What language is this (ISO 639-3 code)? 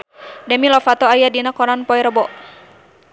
sun